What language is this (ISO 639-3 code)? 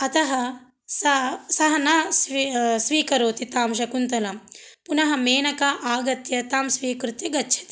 san